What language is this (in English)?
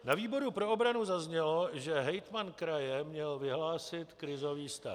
Czech